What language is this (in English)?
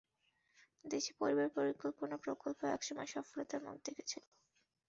Bangla